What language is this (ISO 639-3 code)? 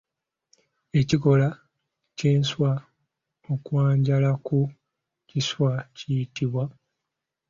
lug